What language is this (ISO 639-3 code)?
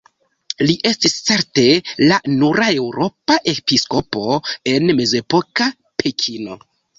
epo